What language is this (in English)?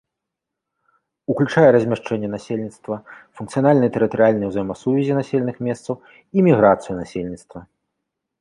Belarusian